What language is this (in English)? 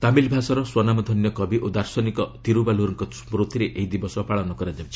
Odia